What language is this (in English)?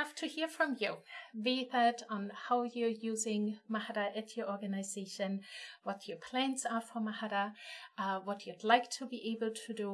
English